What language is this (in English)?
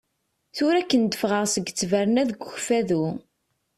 Kabyle